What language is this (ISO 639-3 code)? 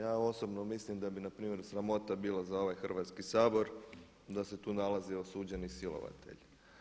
hrv